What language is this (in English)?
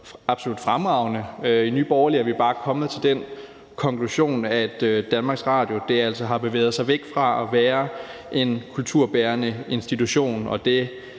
Danish